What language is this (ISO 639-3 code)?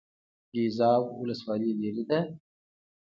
pus